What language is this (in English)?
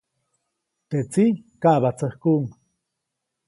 Copainalá Zoque